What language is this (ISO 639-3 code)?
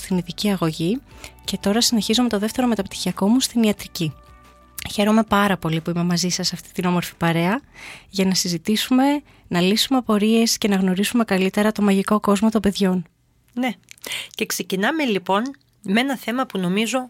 ell